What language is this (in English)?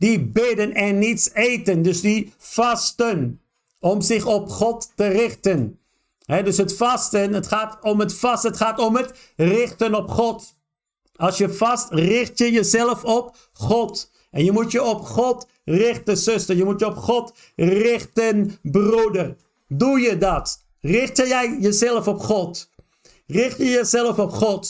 Dutch